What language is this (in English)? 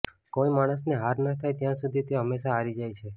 Gujarati